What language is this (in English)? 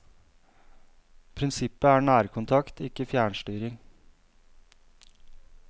Norwegian